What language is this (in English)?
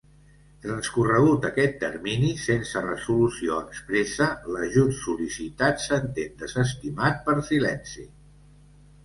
Catalan